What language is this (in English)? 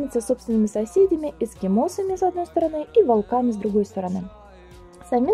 Russian